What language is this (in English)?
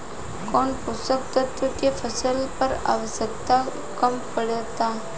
Bhojpuri